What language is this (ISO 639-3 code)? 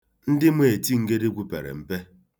ibo